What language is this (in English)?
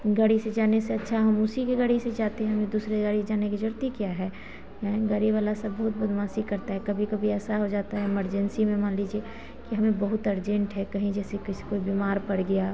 Hindi